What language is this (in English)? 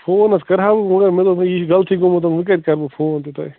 Kashmiri